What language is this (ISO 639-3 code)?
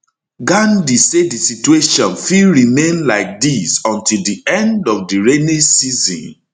pcm